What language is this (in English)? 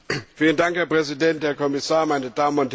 German